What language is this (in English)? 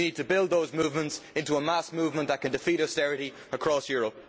English